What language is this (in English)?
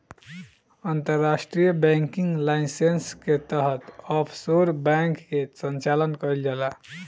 Bhojpuri